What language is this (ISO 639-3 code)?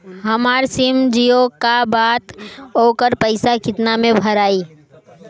bho